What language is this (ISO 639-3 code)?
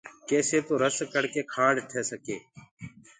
ggg